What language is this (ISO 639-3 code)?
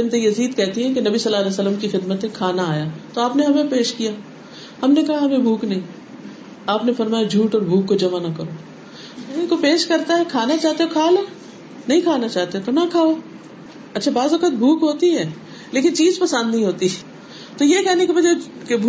urd